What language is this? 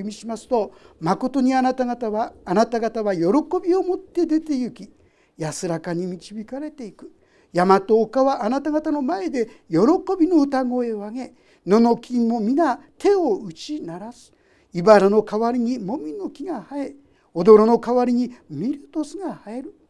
Japanese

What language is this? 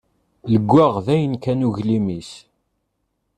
Kabyle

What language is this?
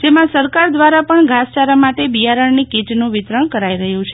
Gujarati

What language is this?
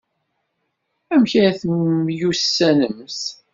Kabyle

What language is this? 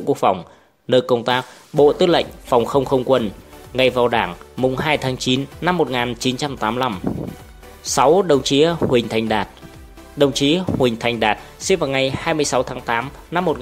Vietnamese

